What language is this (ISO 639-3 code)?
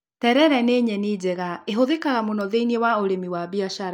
kik